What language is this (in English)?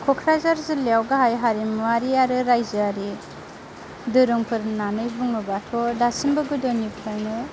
Bodo